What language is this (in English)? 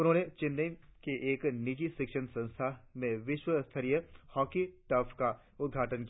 Hindi